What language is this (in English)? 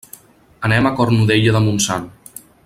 Catalan